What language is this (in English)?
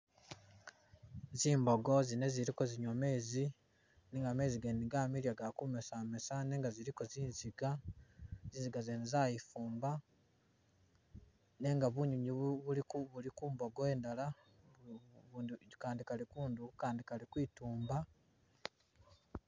Masaaba